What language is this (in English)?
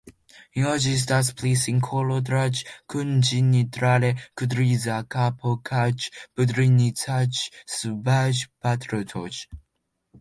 Esperanto